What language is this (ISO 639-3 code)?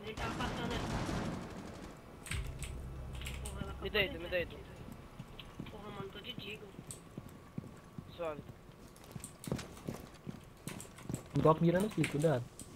por